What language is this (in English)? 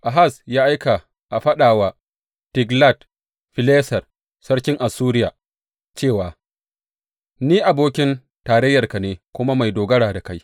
Hausa